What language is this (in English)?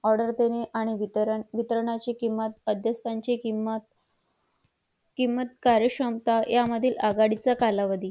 Marathi